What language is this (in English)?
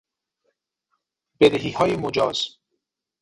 Persian